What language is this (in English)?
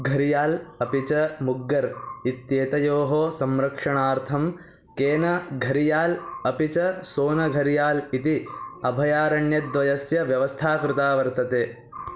Sanskrit